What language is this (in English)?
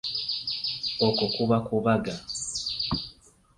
Ganda